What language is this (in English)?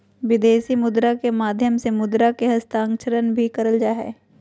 Magahi